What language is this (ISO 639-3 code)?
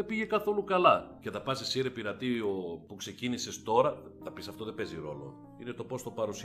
ell